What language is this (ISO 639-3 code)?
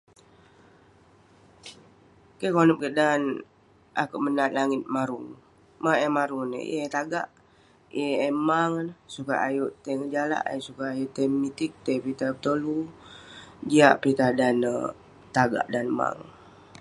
pne